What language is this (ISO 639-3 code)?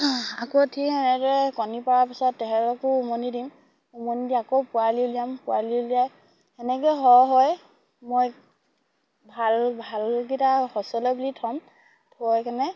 asm